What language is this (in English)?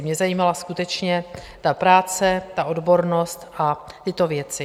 Czech